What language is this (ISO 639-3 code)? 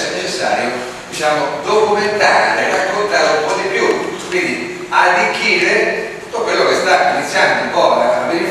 ita